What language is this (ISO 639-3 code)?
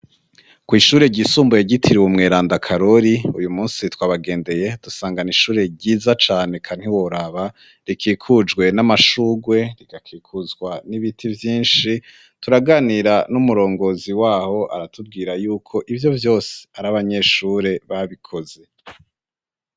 run